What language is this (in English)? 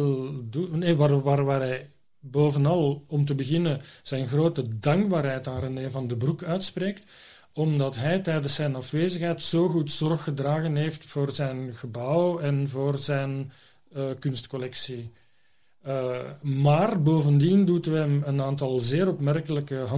Dutch